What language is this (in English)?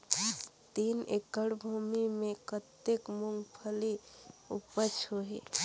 Chhattisgarhi